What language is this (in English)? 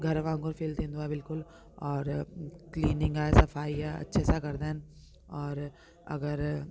Sindhi